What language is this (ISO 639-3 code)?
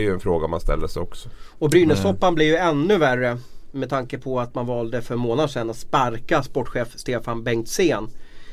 swe